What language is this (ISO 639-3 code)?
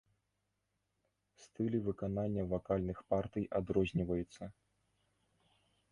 bel